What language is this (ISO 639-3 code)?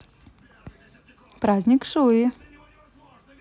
rus